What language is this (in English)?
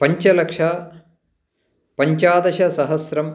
Sanskrit